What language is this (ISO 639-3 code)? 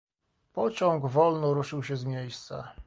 pol